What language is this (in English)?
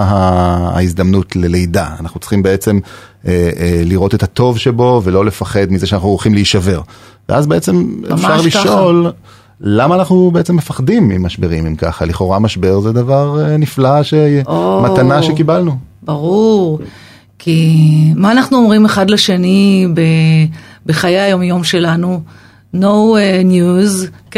Hebrew